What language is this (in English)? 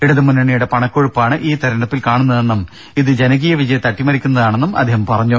Malayalam